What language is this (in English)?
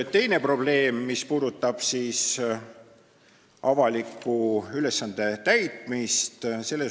Estonian